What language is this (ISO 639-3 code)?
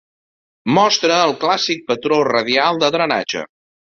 cat